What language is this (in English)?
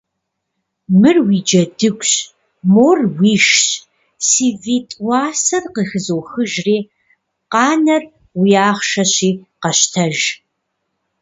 Kabardian